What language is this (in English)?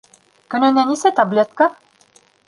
Bashkir